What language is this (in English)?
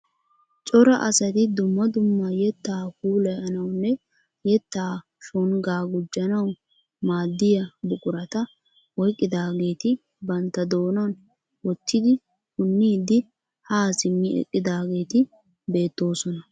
Wolaytta